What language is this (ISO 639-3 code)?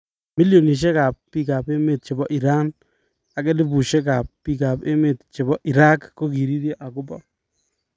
kln